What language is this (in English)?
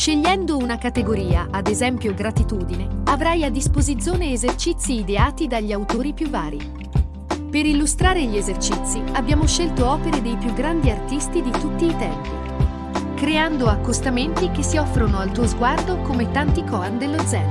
Italian